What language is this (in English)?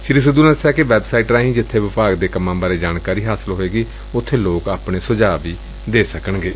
Punjabi